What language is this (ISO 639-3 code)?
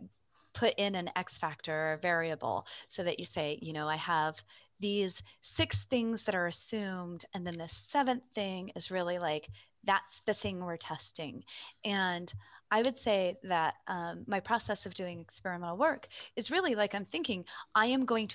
eng